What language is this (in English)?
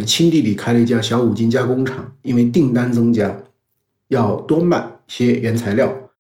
Chinese